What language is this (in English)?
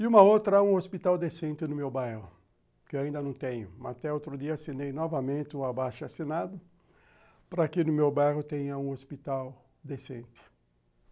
Portuguese